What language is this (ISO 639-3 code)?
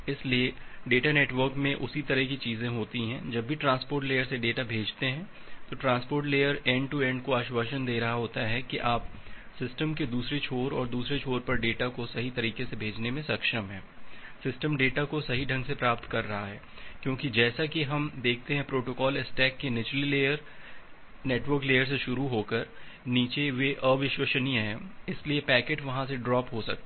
hin